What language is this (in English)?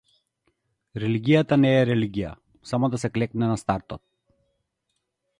Macedonian